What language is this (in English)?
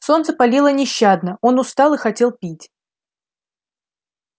Russian